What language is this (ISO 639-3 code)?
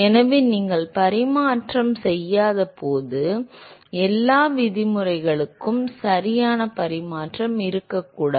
tam